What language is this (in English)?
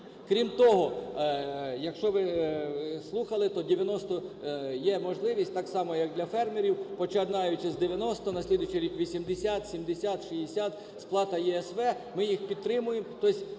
Ukrainian